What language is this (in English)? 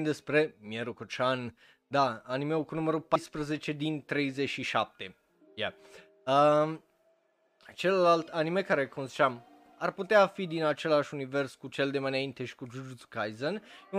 Romanian